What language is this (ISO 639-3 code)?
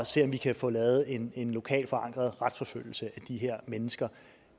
dan